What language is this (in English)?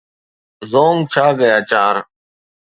Sindhi